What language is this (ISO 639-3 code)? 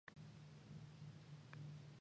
jpn